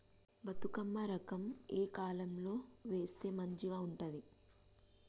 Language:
Telugu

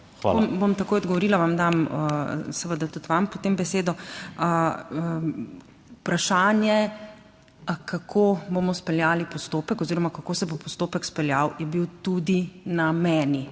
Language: Slovenian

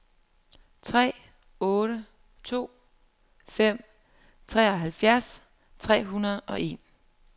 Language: Danish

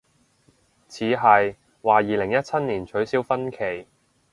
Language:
Cantonese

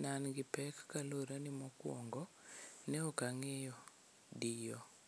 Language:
Luo (Kenya and Tanzania)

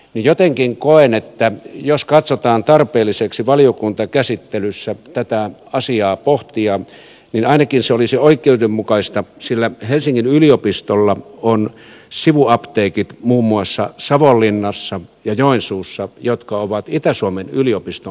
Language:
Finnish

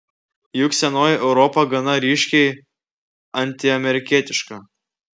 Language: Lithuanian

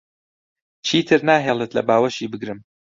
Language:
Central Kurdish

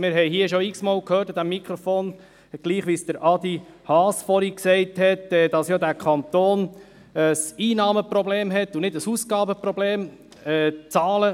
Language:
Swiss German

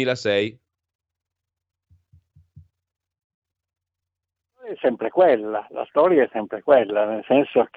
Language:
Italian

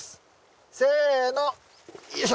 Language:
Japanese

